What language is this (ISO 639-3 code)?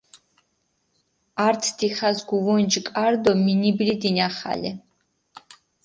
xmf